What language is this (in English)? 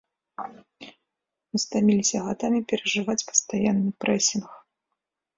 Belarusian